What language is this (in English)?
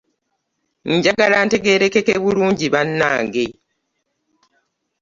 Ganda